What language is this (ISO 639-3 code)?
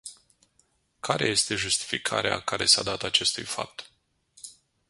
ron